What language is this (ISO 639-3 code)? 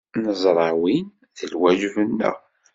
kab